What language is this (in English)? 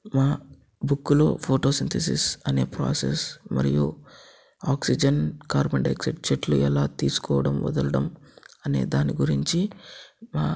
Telugu